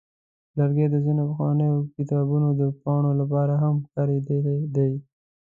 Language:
Pashto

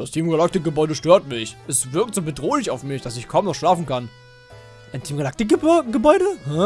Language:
German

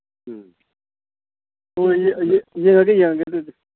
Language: Manipuri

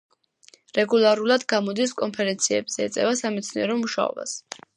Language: Georgian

